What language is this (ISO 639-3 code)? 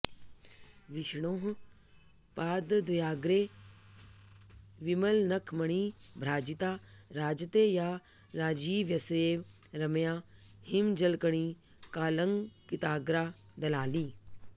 san